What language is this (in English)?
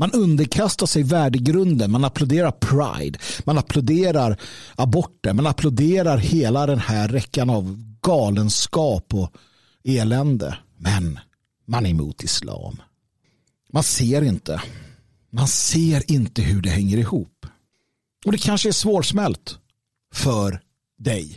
Swedish